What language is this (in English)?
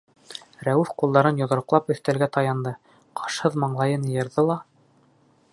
Bashkir